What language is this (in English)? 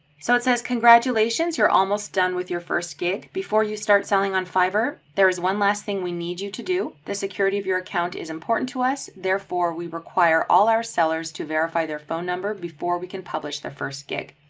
English